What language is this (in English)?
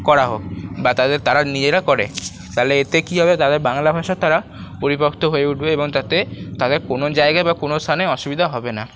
Bangla